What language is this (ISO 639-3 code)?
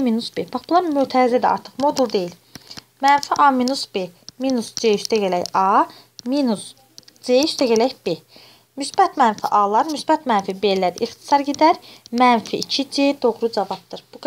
tur